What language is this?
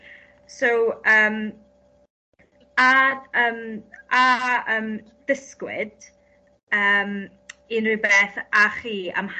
Welsh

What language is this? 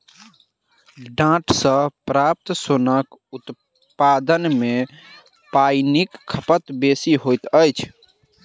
Maithili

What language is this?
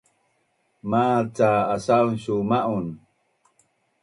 Bunun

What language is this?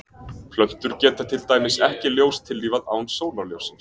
Icelandic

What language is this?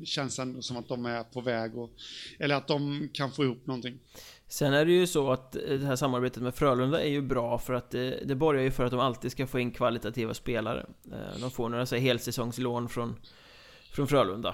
Swedish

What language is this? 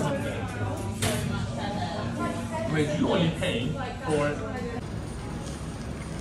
Korean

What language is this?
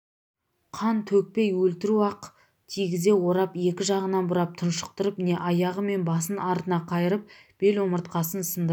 Kazakh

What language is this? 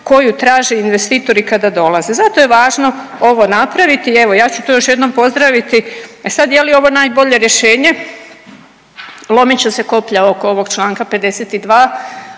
Croatian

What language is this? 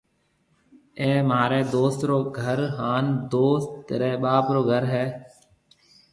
Marwari (Pakistan)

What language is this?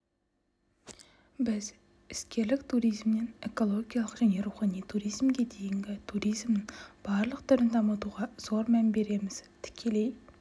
Kazakh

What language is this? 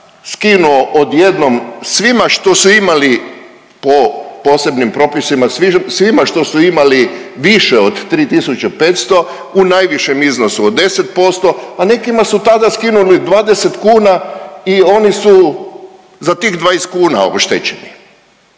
Croatian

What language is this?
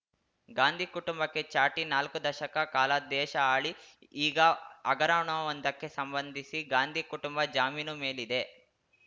Kannada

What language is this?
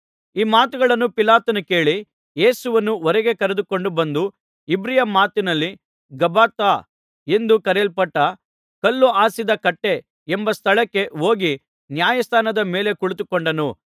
Kannada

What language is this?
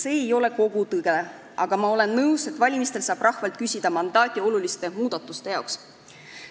Estonian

